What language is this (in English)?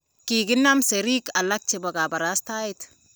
Kalenjin